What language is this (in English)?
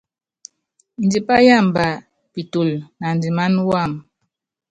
Yangben